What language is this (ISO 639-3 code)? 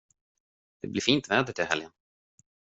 swe